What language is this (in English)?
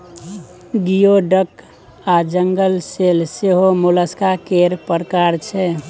Maithili